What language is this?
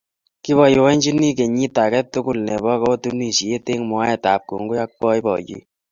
Kalenjin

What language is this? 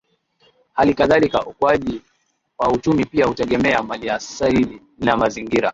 Swahili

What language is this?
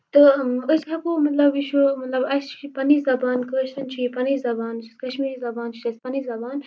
Kashmiri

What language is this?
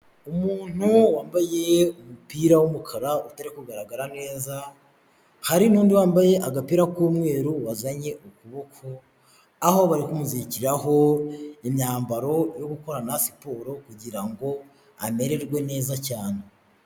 Kinyarwanda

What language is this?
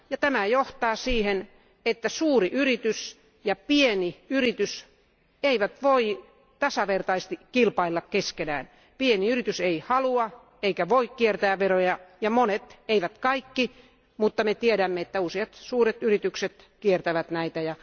Finnish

